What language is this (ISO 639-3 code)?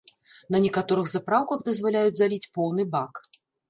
bel